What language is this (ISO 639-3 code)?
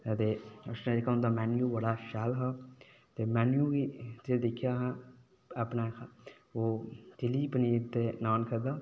doi